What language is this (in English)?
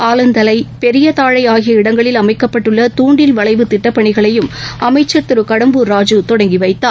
Tamil